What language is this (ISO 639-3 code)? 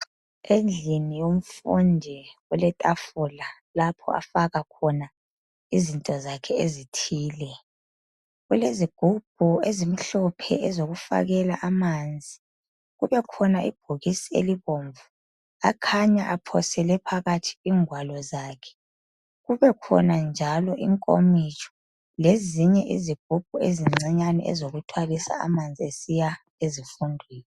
nde